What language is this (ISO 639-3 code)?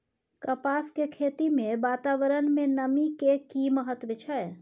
mai